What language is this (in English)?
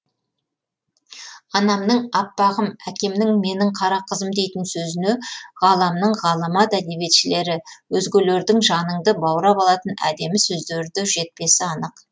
Kazakh